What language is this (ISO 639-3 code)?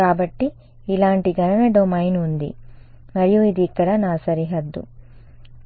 tel